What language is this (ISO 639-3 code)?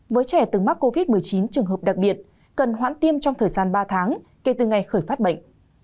vie